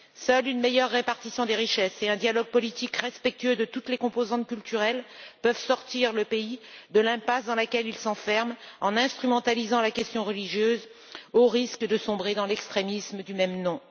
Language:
French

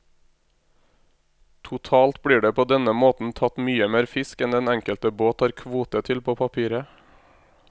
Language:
Norwegian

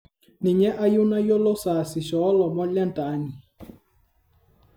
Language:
Masai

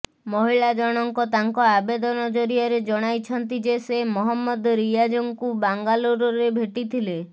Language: Odia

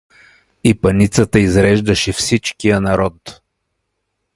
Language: Bulgarian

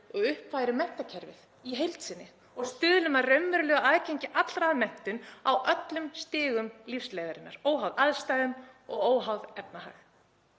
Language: Icelandic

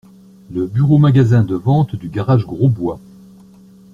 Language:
French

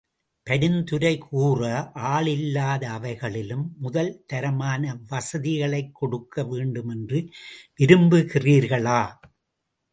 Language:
Tamil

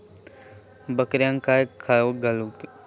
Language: Marathi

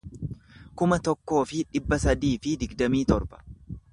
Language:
Oromo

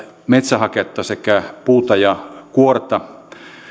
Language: Finnish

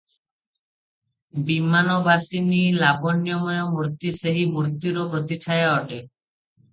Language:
Odia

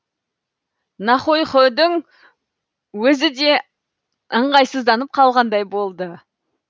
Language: Kazakh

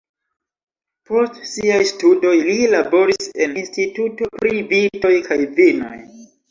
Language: Esperanto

